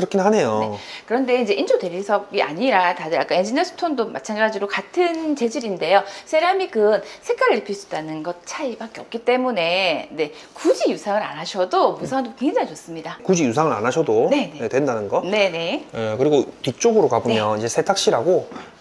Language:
Korean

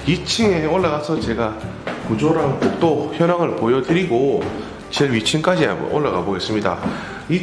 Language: Korean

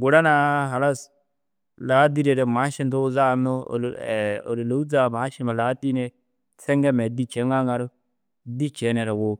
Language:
Dazaga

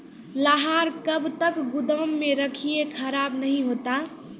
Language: Maithili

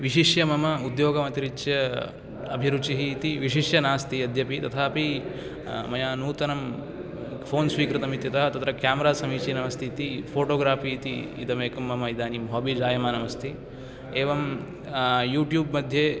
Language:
Sanskrit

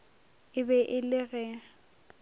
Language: Northern Sotho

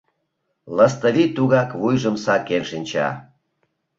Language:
Mari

